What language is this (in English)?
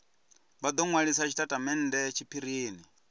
Venda